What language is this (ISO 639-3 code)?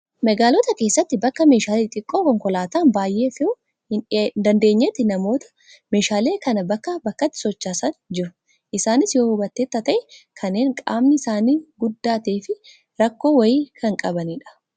orm